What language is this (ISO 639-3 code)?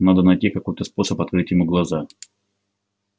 rus